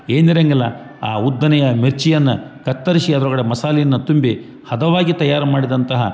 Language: Kannada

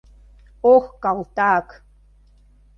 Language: Mari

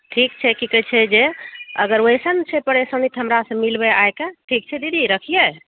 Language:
Maithili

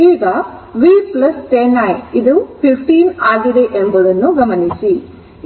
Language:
Kannada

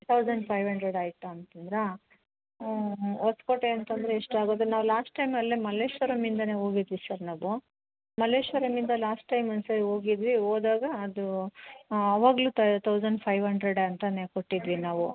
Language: Kannada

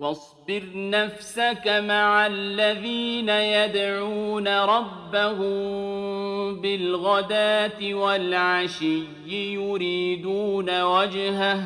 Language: Arabic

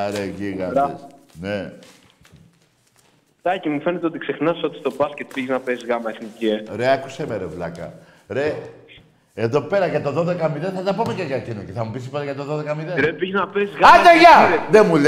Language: Greek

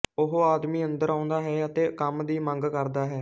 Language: Punjabi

